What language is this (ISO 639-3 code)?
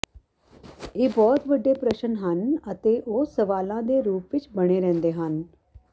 pan